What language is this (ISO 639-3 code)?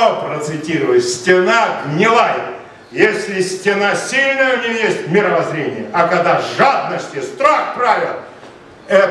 rus